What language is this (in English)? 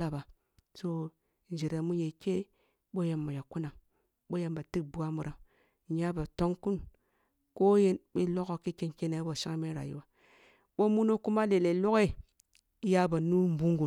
Kulung (Nigeria)